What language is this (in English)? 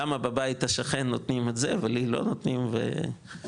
Hebrew